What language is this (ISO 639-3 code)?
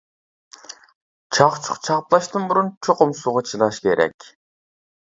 uig